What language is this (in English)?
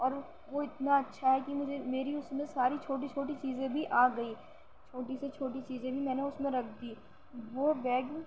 Urdu